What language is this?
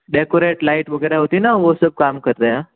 Hindi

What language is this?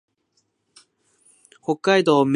Japanese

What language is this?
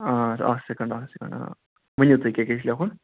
Kashmiri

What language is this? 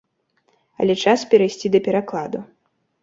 Belarusian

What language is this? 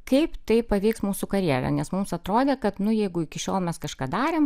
Lithuanian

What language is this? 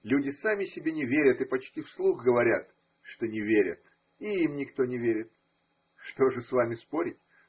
Russian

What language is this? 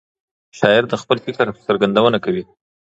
Pashto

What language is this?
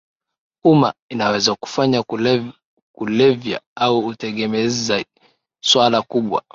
Swahili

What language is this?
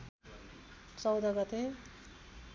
Nepali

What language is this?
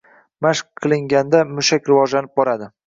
Uzbek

